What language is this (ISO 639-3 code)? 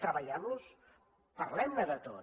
cat